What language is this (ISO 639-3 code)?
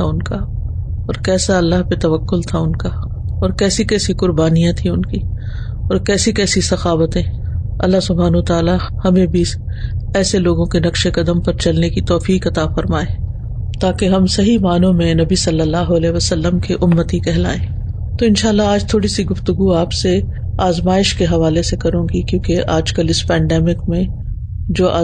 urd